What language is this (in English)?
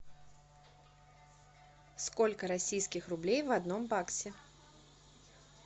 Russian